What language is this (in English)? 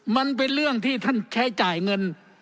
Thai